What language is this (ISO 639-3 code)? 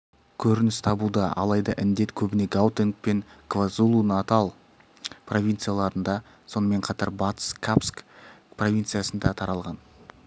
kaz